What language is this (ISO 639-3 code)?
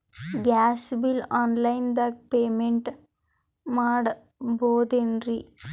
kan